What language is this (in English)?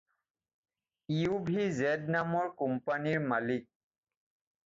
Assamese